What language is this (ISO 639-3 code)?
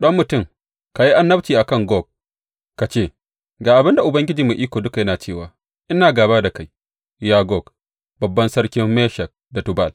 hau